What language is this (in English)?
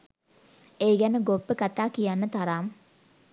Sinhala